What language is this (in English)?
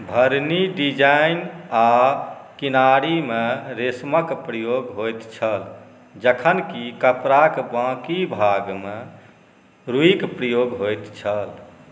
Maithili